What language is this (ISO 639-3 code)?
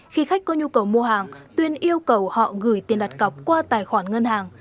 vie